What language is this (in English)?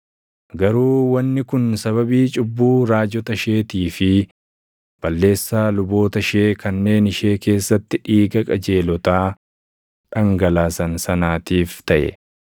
Oromo